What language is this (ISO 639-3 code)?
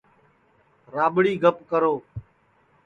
ssi